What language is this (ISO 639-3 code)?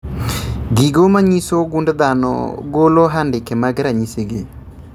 luo